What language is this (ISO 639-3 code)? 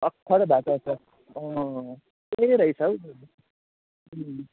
nep